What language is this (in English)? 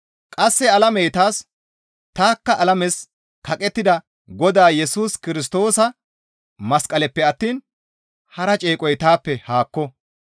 Gamo